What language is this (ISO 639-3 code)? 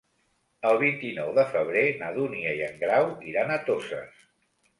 cat